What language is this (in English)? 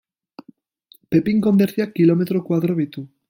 Basque